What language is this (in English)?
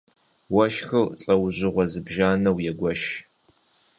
Kabardian